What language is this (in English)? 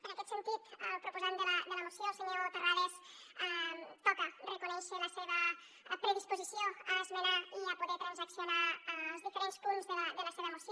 Catalan